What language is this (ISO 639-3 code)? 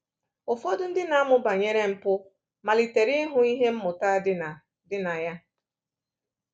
ibo